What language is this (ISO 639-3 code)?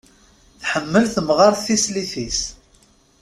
kab